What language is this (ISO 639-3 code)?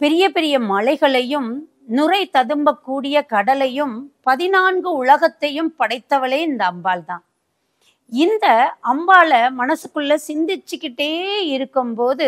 tur